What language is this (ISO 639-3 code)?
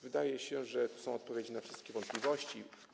pol